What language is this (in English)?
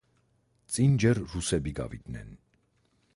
Georgian